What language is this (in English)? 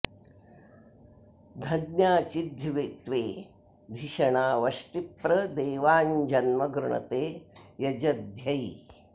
Sanskrit